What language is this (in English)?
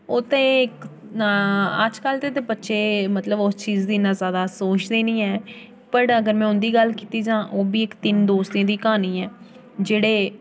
Dogri